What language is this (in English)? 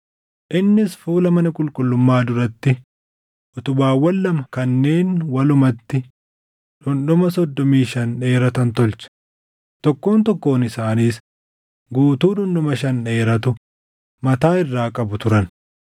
Oromo